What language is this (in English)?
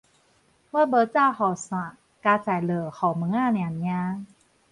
Min Nan Chinese